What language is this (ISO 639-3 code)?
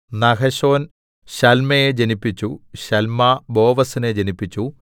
mal